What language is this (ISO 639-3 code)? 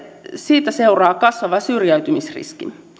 fin